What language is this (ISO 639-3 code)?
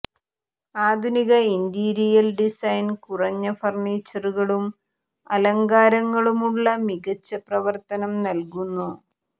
mal